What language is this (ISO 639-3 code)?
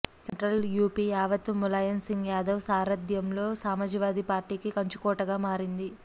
tel